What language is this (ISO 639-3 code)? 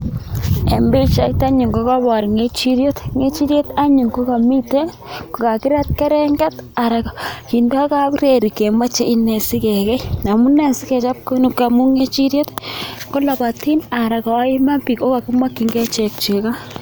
kln